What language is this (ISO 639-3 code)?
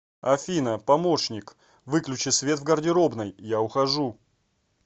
rus